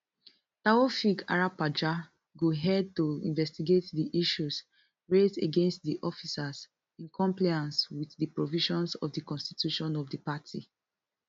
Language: Nigerian Pidgin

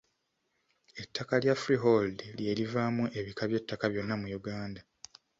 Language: Ganda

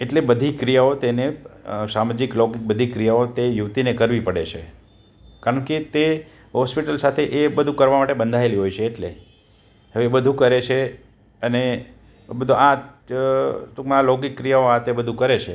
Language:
Gujarati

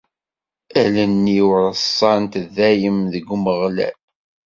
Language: Kabyle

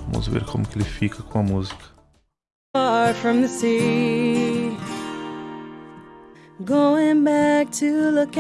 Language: Portuguese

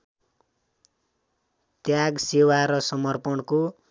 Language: Nepali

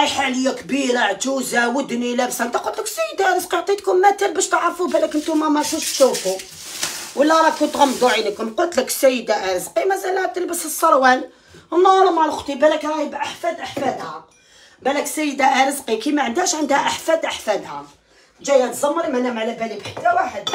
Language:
Arabic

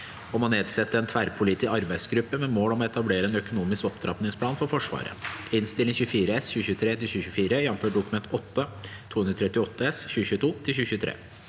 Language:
Norwegian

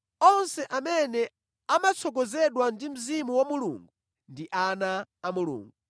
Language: Nyanja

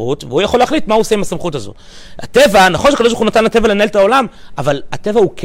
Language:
Hebrew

